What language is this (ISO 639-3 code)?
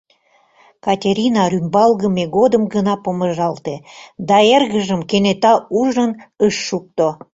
chm